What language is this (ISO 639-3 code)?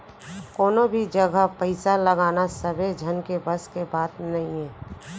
hne